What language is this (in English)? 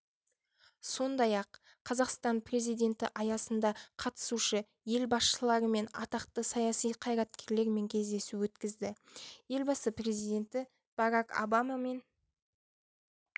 Kazakh